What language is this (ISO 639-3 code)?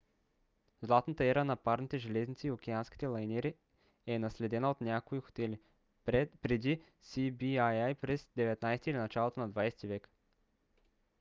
bul